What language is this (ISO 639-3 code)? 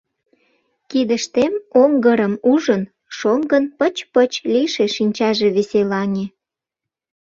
chm